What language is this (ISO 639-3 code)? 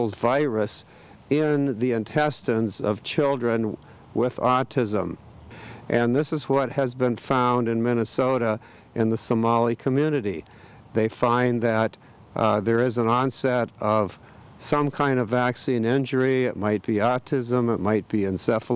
eng